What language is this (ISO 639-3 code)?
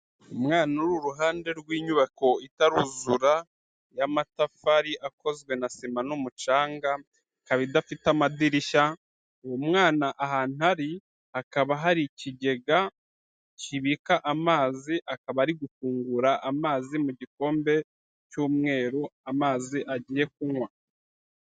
kin